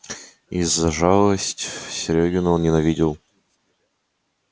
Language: Russian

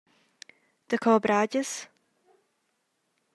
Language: Romansh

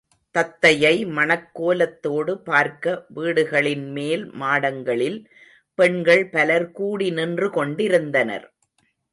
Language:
Tamil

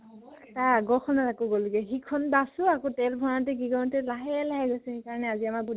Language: Assamese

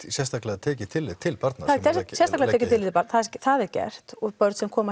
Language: Icelandic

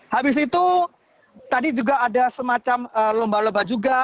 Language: Indonesian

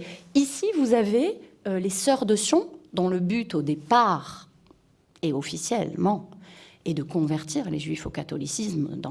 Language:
French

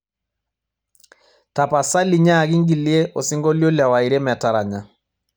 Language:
Masai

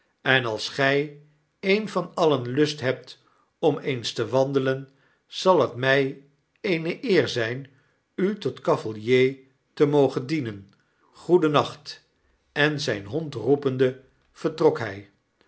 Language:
Dutch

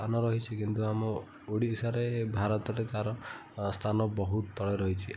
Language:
Odia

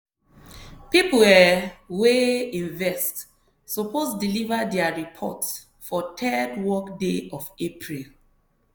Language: Nigerian Pidgin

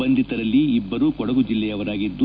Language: Kannada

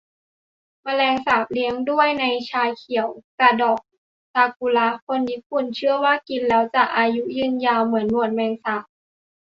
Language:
Thai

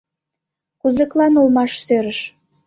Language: Mari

